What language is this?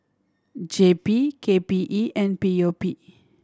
English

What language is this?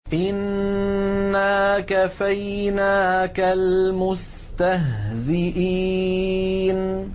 Arabic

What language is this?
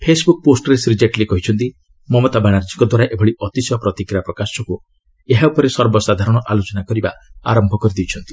Odia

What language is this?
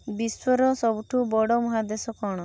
Odia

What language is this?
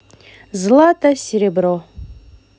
Russian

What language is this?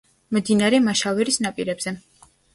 Georgian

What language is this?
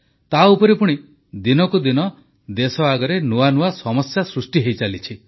Odia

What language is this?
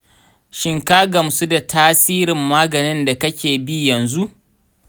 Hausa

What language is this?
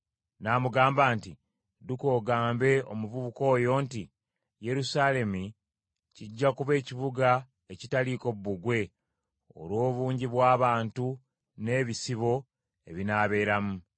Ganda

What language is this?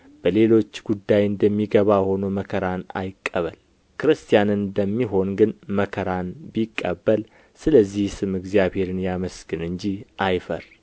Amharic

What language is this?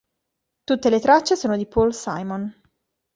Italian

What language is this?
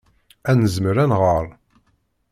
Kabyle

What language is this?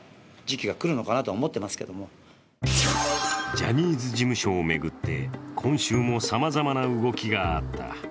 Japanese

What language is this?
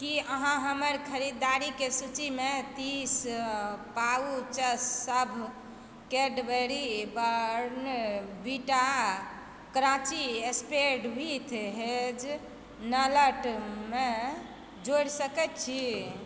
Maithili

